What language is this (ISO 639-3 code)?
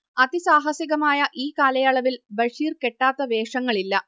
mal